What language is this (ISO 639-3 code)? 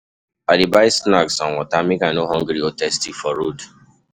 pcm